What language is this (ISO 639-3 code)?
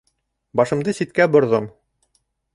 bak